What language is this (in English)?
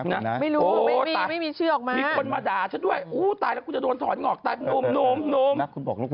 Thai